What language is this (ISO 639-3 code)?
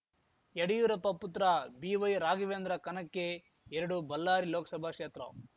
kan